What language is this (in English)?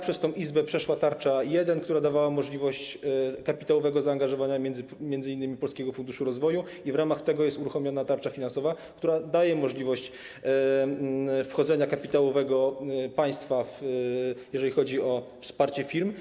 Polish